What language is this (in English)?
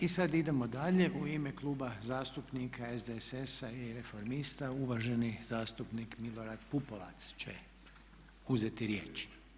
Croatian